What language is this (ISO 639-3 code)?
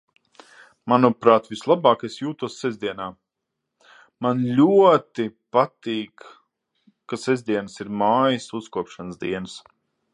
lav